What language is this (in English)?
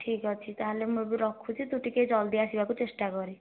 Odia